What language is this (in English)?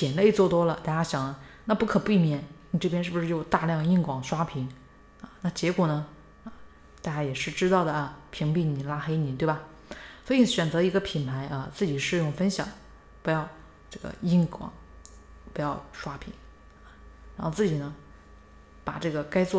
Chinese